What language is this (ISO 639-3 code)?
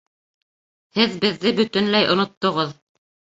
bak